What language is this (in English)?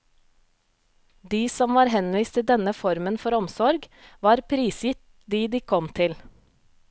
Norwegian